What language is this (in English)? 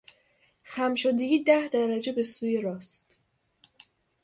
Persian